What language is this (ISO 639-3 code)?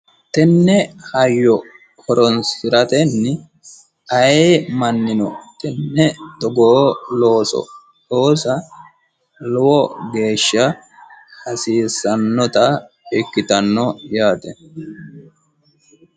sid